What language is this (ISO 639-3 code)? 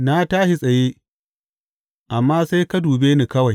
hau